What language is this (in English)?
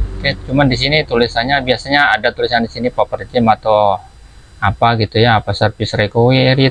Indonesian